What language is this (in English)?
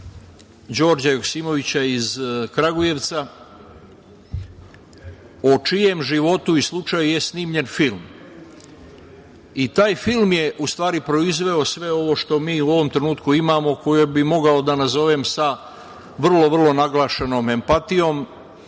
Serbian